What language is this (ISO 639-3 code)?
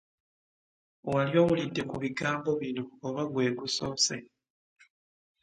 lug